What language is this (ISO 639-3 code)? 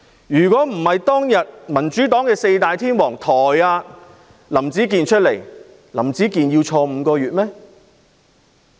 yue